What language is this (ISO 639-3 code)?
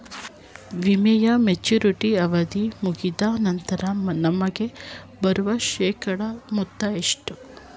kan